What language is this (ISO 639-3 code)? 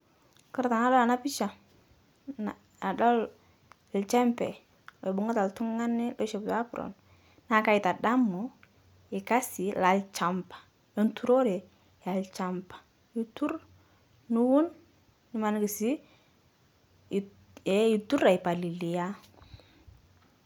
mas